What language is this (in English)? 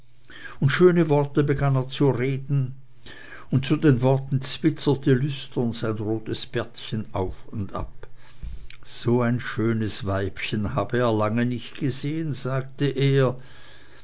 German